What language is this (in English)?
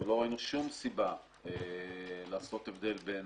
Hebrew